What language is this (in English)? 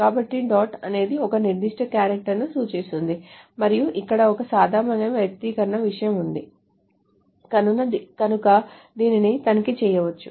Telugu